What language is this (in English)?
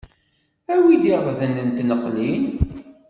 Kabyle